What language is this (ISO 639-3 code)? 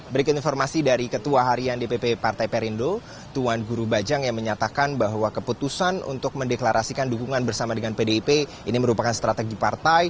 ind